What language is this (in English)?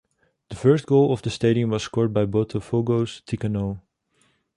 English